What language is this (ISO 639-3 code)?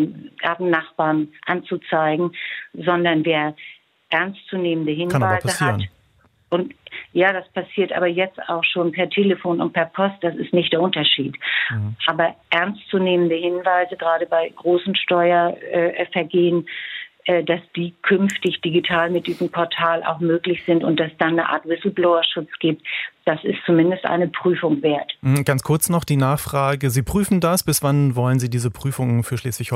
deu